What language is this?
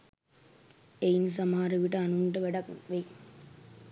Sinhala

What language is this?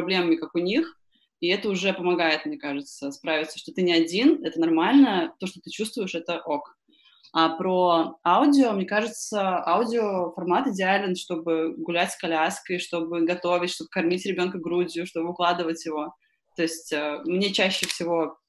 Russian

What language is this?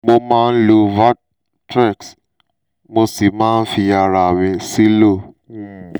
Yoruba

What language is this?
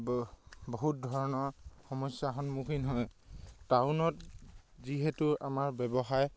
Assamese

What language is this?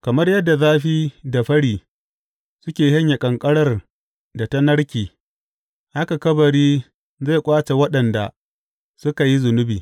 Hausa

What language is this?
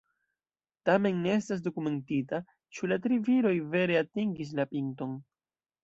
Esperanto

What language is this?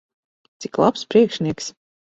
Latvian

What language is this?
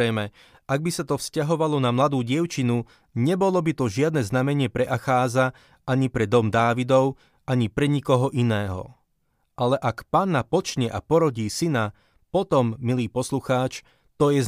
Slovak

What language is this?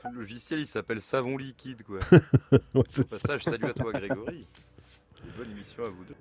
French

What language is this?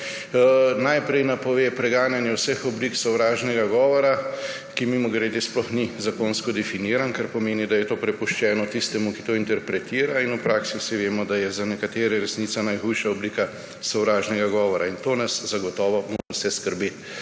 Slovenian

